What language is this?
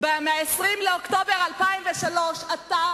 Hebrew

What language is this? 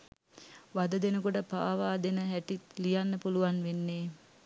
Sinhala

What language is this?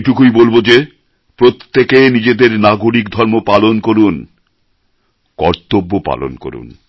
Bangla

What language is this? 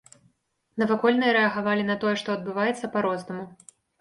Belarusian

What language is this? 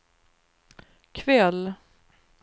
Swedish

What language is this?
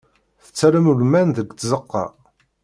Kabyle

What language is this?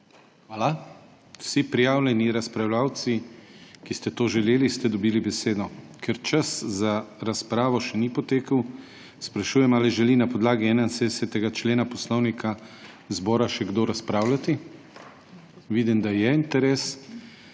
Slovenian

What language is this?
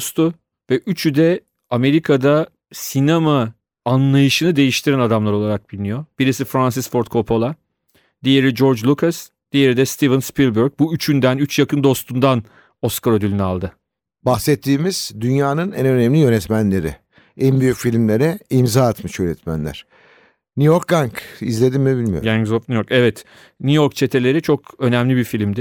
Turkish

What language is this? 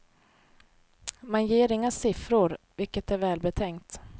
Swedish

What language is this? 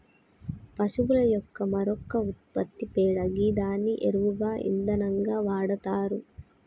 Telugu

